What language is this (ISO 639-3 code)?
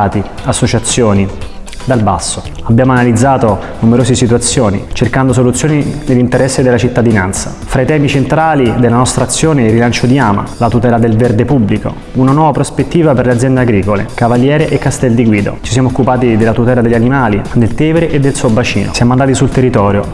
ita